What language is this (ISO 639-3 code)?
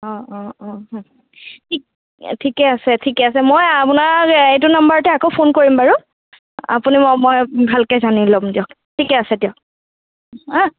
asm